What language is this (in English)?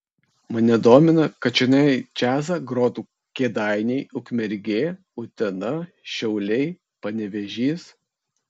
Lithuanian